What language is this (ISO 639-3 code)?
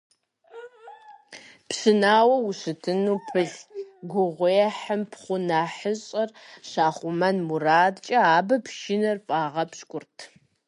kbd